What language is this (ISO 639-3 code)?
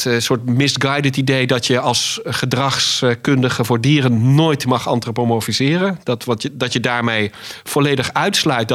nld